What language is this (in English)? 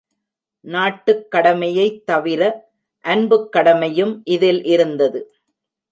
Tamil